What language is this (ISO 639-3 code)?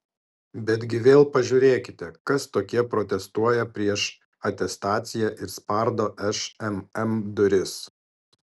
lit